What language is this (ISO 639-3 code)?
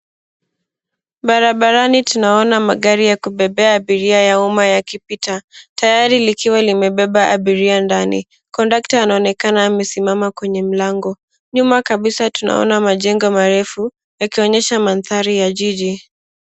swa